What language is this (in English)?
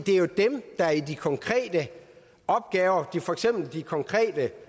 Danish